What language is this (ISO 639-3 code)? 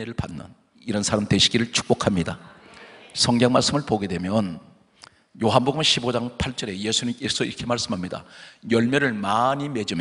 kor